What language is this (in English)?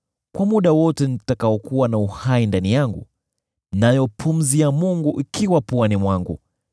Swahili